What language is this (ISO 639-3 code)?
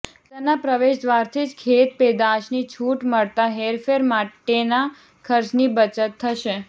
guj